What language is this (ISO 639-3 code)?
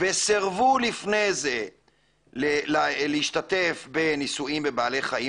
heb